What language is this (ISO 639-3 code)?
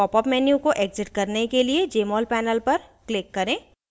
hin